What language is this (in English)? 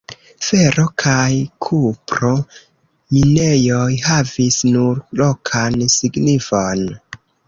Esperanto